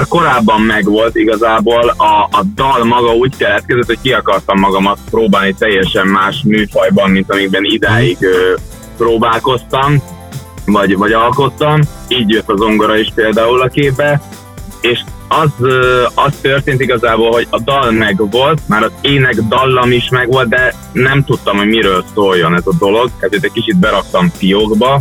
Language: Hungarian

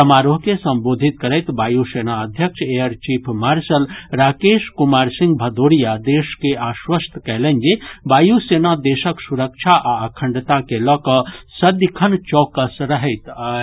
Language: Maithili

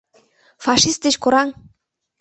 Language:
Mari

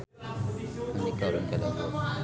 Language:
Sundanese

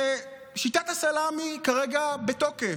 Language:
Hebrew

